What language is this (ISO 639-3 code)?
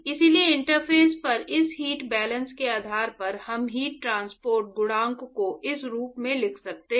hin